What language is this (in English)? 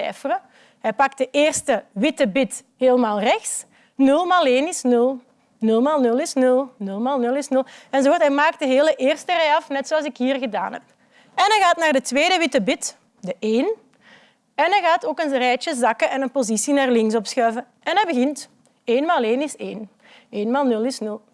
Dutch